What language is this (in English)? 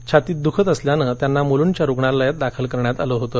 Marathi